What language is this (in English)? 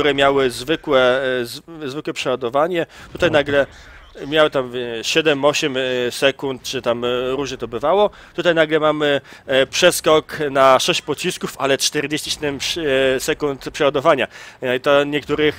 Polish